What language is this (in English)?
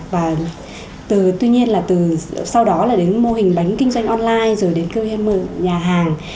Vietnamese